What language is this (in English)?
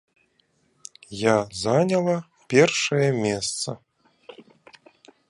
Belarusian